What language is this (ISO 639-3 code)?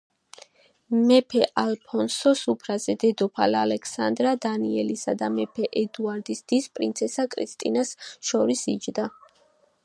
kat